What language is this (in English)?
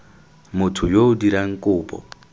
Tswana